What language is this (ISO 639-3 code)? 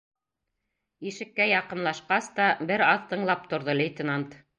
bak